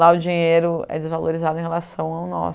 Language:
Portuguese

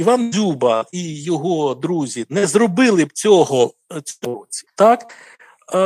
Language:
Ukrainian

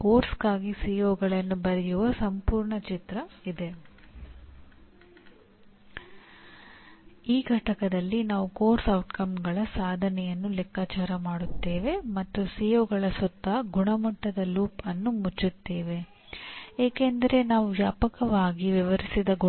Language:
Kannada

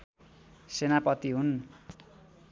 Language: Nepali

